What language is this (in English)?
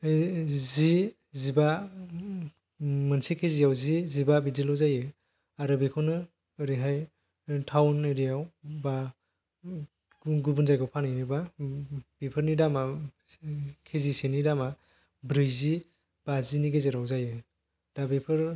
Bodo